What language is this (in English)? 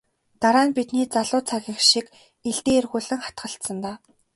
Mongolian